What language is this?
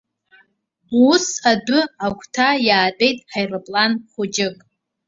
Abkhazian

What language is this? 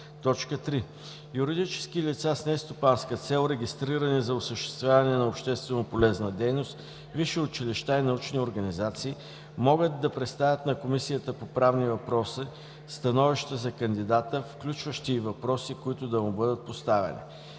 Bulgarian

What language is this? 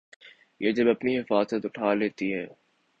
Urdu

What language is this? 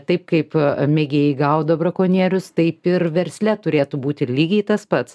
Lithuanian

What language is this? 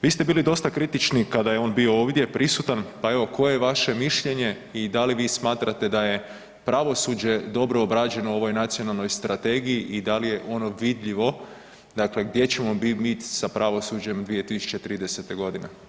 Croatian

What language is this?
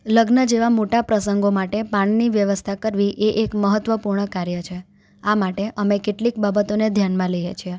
Gujarati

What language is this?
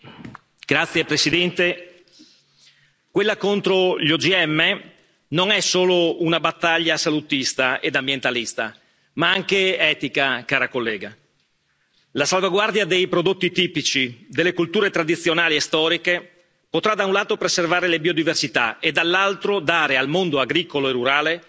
Italian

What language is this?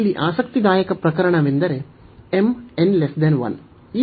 Kannada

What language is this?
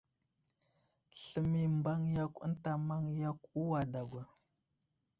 Wuzlam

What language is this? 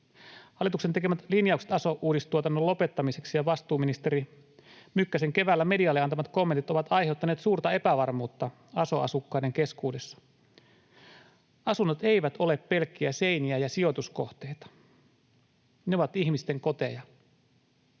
Finnish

